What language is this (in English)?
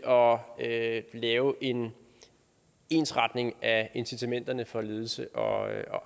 Danish